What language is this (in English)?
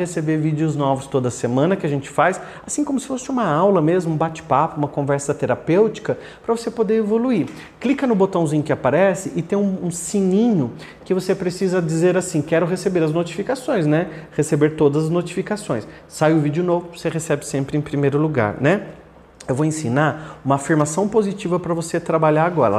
Portuguese